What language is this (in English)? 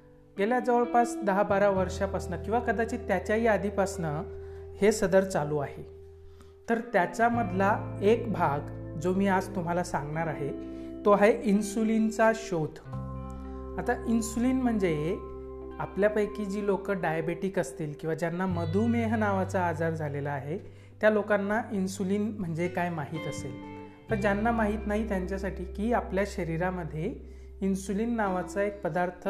Marathi